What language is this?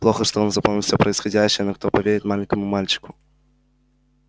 Russian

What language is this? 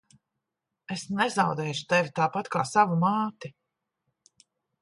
Latvian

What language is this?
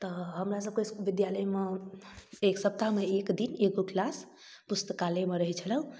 Maithili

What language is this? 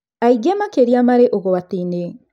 Kikuyu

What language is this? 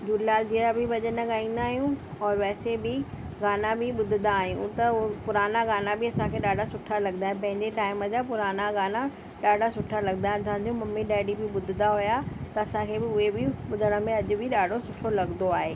Sindhi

